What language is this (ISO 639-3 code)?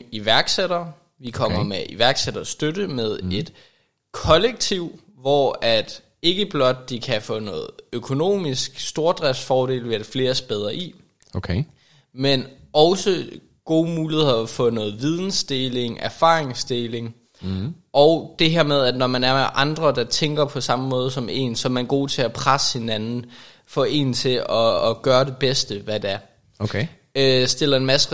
dan